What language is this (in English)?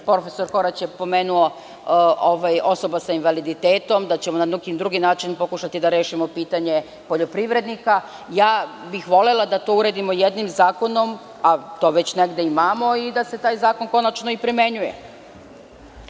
Serbian